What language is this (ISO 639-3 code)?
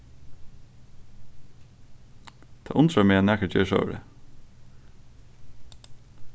fao